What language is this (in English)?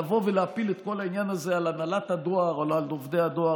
Hebrew